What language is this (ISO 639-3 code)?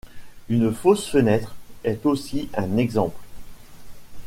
fra